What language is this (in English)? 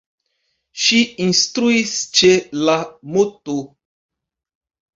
Esperanto